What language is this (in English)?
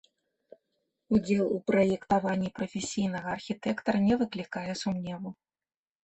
Belarusian